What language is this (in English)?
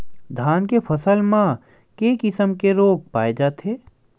Chhattisgarhi